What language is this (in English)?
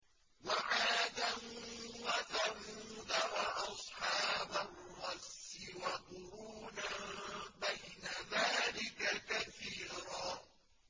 Arabic